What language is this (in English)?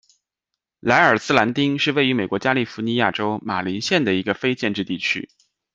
Chinese